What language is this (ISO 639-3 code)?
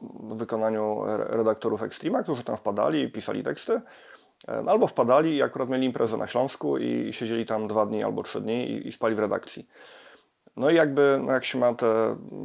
pol